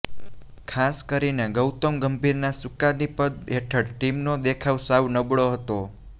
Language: Gujarati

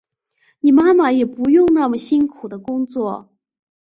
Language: Chinese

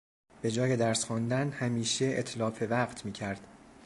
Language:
Persian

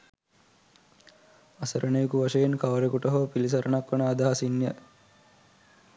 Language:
Sinhala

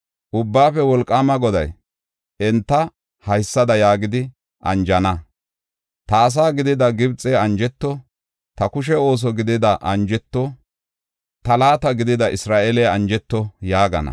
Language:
Gofa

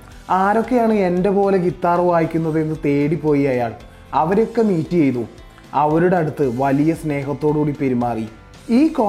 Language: Malayalam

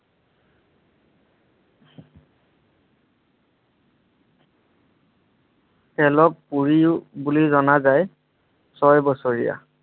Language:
Assamese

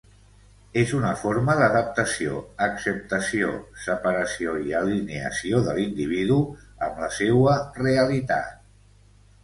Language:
Catalan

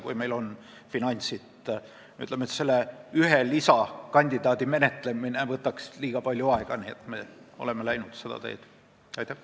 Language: Estonian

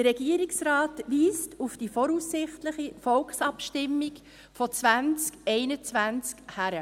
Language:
Swiss German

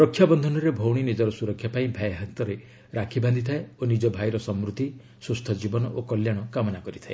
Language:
Odia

